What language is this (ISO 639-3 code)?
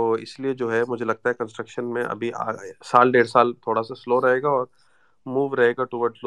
urd